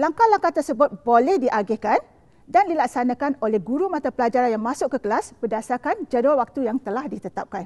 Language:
Malay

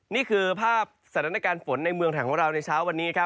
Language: Thai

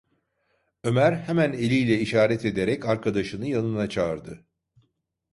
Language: Turkish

